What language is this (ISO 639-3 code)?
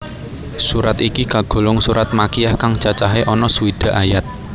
jav